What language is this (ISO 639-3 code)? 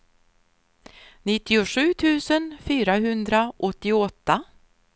swe